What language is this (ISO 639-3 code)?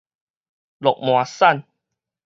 nan